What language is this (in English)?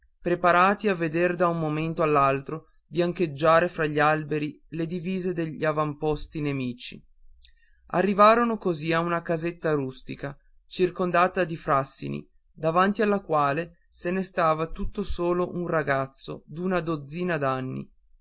Italian